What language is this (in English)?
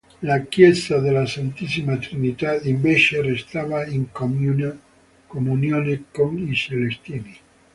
Italian